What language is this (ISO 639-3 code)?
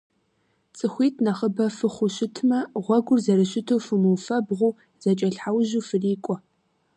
kbd